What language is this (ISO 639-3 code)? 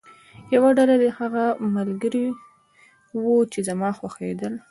pus